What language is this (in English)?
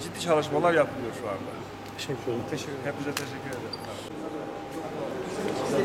Turkish